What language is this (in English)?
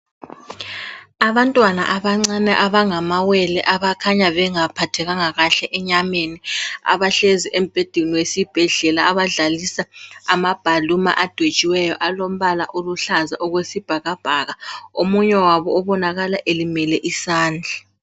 North Ndebele